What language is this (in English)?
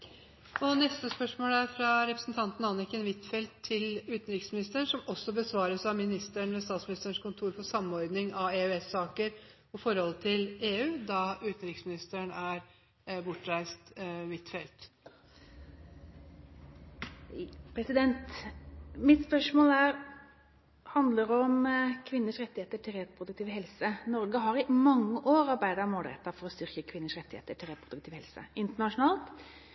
Norwegian